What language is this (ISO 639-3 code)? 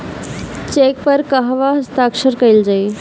bho